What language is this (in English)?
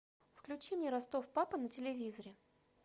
Russian